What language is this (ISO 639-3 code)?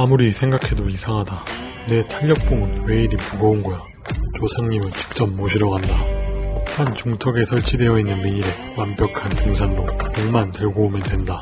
kor